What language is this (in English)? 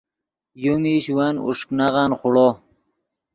Yidgha